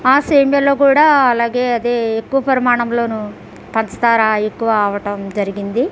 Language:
Telugu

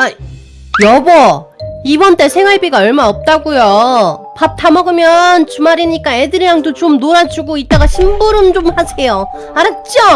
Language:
Korean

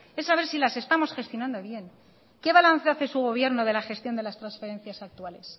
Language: Spanish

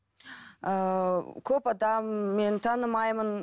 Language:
Kazakh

